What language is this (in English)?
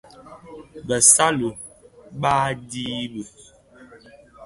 Bafia